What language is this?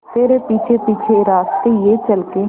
Hindi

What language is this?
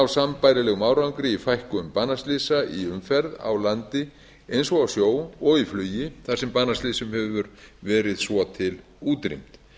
Icelandic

